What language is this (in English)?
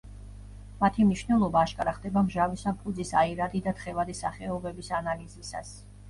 Georgian